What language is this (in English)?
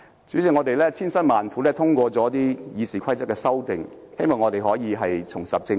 Cantonese